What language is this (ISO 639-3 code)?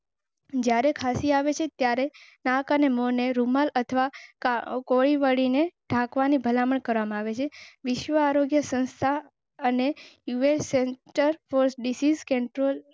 guj